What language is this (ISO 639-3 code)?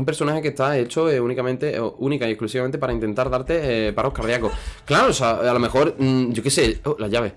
spa